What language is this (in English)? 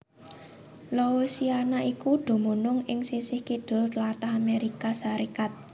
Javanese